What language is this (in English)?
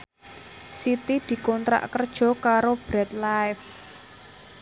Javanese